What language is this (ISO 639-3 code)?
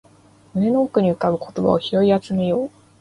jpn